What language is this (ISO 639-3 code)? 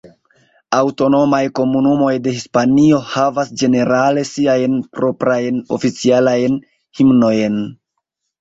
epo